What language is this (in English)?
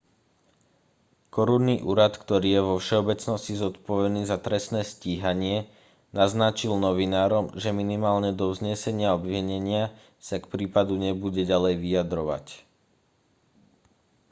Slovak